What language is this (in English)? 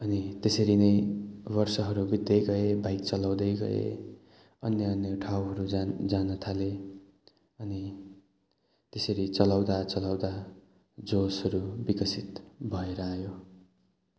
Nepali